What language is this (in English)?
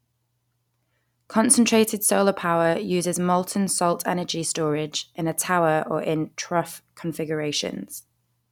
English